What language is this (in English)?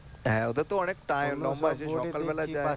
Bangla